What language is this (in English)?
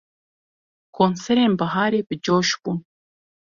Kurdish